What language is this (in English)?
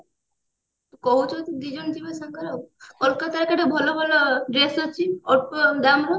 Odia